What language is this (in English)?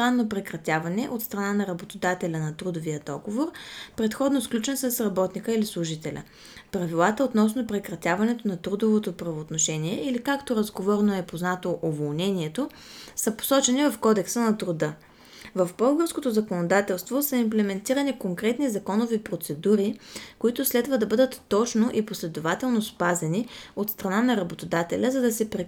Bulgarian